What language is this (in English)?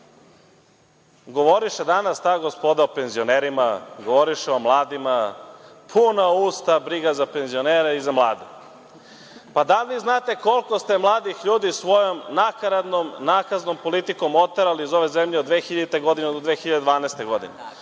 Serbian